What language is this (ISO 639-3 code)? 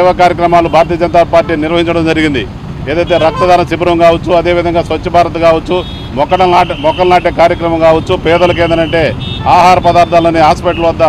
tel